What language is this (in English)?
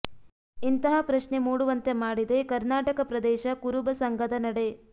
Kannada